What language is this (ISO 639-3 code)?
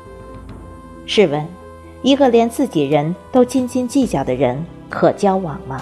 zho